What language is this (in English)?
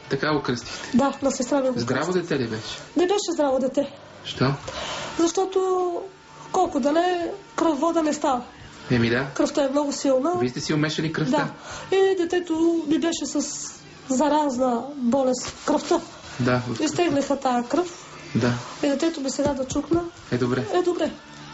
Bulgarian